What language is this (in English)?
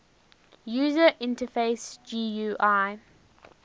English